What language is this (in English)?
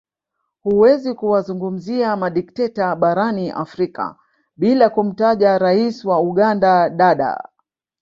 Swahili